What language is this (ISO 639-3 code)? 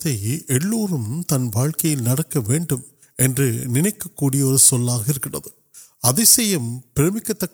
urd